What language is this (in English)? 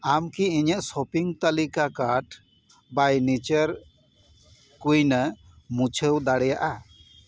Santali